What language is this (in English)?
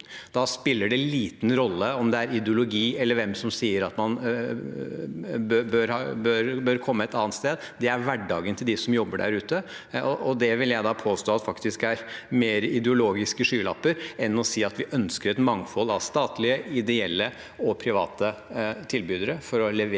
Norwegian